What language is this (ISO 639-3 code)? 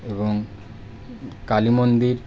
ben